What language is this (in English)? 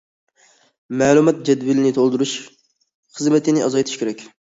Uyghur